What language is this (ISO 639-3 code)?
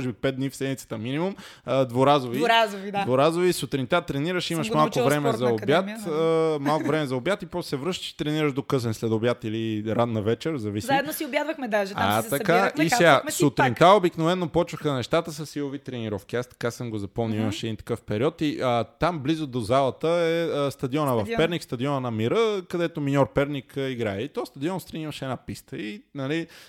bul